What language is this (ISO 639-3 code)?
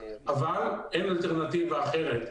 heb